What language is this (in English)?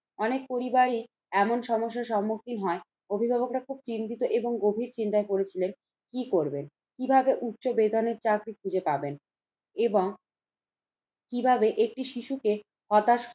Bangla